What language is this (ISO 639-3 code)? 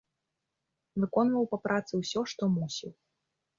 bel